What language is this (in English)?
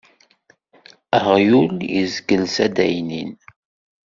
Kabyle